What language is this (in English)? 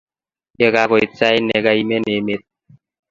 Kalenjin